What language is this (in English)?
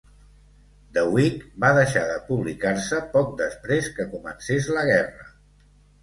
Catalan